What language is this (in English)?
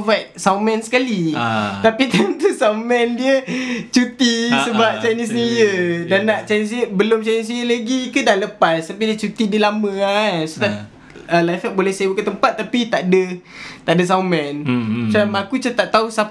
Malay